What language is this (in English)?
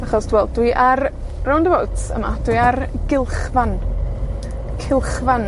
Welsh